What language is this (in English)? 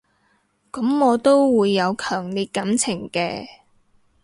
Cantonese